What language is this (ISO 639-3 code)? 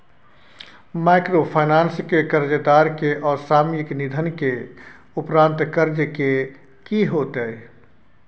mai